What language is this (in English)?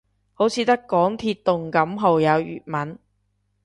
Cantonese